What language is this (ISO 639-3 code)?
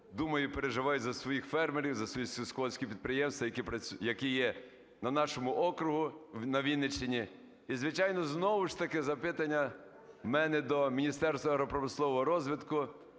ukr